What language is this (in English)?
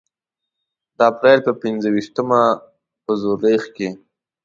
Pashto